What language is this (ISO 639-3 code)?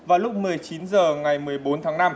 vie